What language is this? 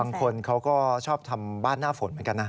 Thai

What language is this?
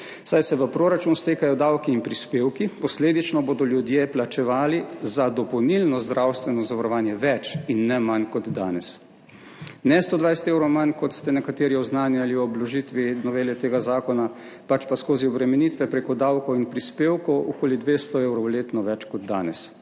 Slovenian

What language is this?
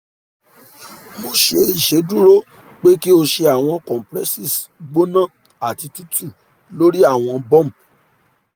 Yoruba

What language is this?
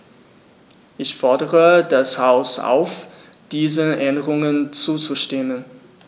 German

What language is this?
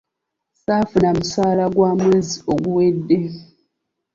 Ganda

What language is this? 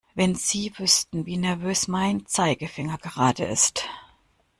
German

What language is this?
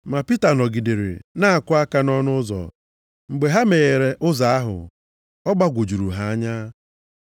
Igbo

